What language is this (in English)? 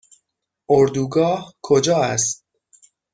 Persian